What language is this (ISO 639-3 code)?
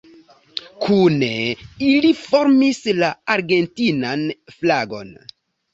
epo